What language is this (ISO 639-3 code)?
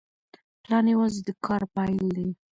pus